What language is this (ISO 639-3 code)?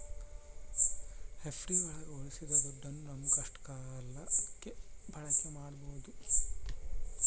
kan